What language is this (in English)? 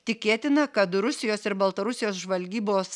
Lithuanian